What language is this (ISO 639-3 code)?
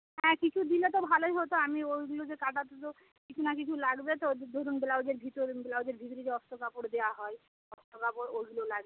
ben